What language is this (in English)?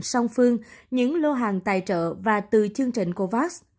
Vietnamese